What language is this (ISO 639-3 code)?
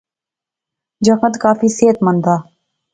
phr